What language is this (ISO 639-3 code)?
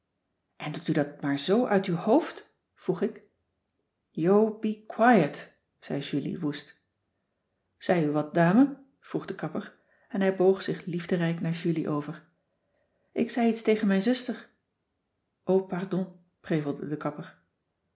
nld